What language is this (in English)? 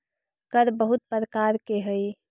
Magahi